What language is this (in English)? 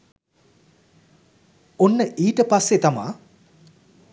Sinhala